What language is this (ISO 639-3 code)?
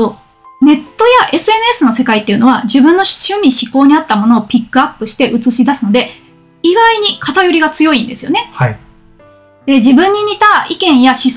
jpn